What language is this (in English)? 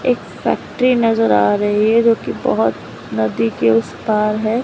Hindi